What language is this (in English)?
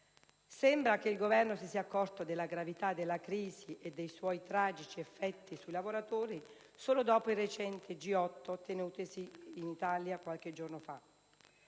Italian